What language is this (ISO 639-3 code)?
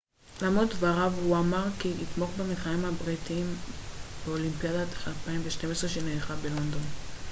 heb